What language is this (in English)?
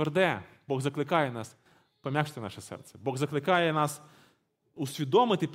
Ukrainian